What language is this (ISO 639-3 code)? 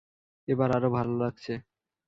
ben